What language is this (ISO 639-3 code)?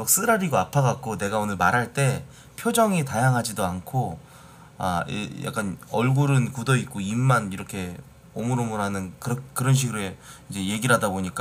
kor